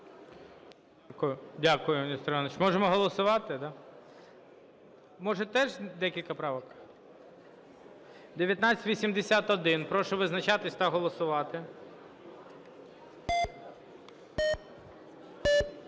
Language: Ukrainian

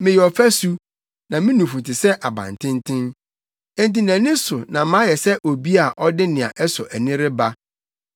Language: Akan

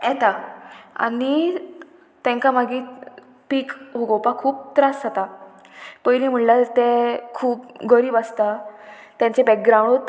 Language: Konkani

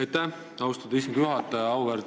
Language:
Estonian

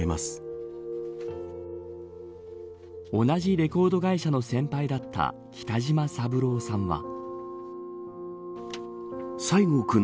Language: Japanese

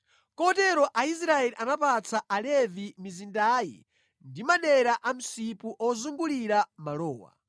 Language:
Nyanja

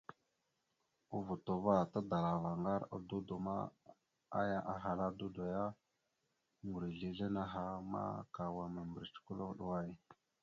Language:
Mada (Cameroon)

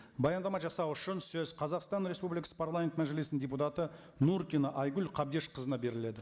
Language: Kazakh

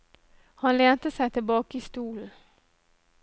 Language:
Norwegian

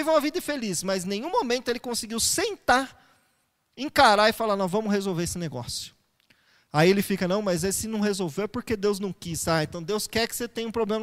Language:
Portuguese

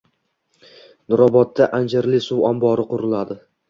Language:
Uzbek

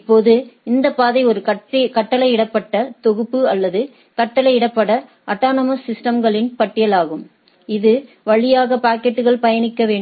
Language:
Tamil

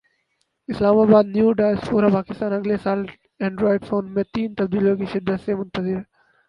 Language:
Urdu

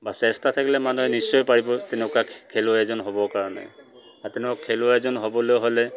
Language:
Assamese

